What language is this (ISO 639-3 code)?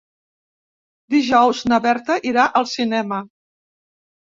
cat